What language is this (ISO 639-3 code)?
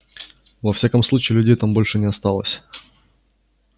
rus